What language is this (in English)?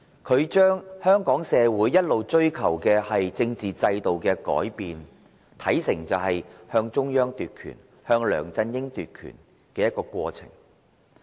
Cantonese